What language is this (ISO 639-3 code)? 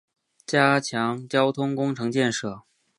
zho